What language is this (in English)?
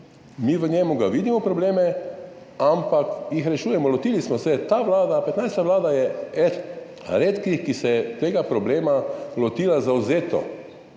Slovenian